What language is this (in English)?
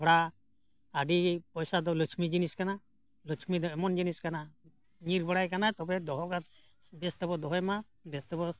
Santali